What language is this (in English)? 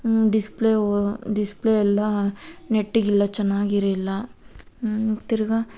Kannada